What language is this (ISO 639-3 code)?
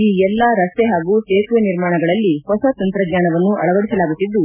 kan